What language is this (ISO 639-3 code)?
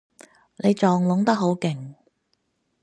yue